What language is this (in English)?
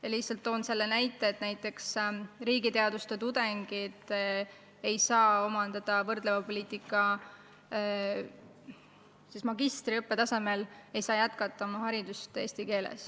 Estonian